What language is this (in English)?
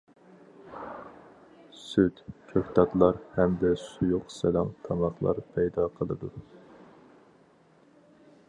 Uyghur